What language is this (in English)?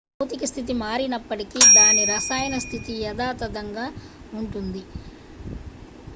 Telugu